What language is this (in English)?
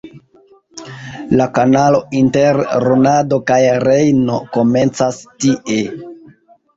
Esperanto